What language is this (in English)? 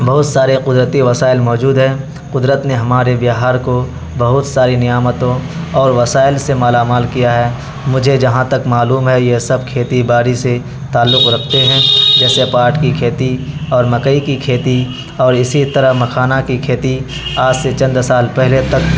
Urdu